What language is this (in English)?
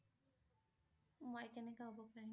Assamese